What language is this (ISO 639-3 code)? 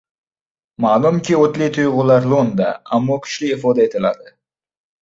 uzb